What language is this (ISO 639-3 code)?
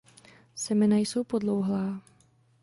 ces